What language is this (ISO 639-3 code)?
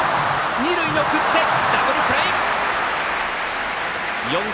jpn